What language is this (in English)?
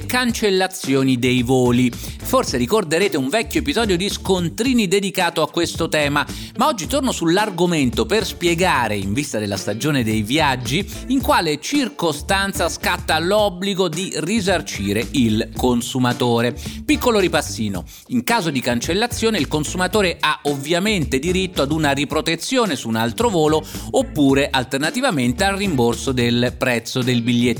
Italian